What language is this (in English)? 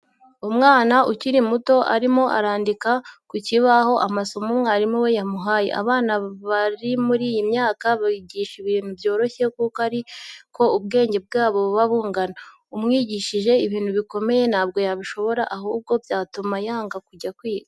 Kinyarwanda